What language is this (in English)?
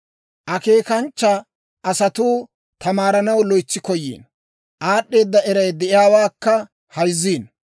Dawro